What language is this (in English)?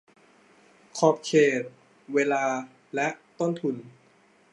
Thai